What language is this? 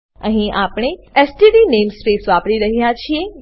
Gujarati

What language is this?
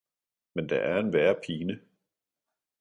Danish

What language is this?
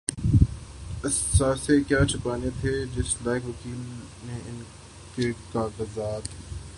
Urdu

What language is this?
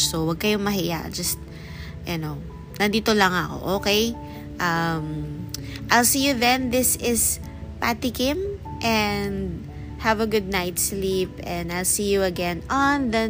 Filipino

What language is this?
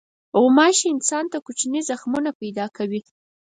Pashto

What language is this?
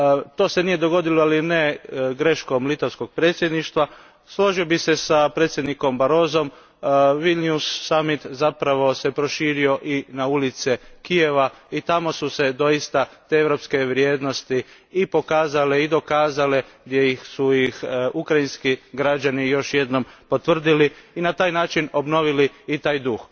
Croatian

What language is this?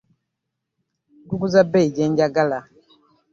Ganda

